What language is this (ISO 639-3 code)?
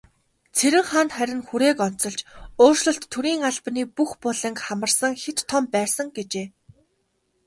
mon